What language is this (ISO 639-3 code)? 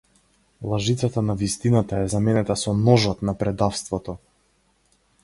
mkd